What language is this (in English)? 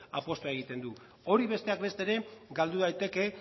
Basque